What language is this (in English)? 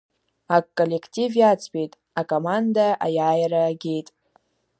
Abkhazian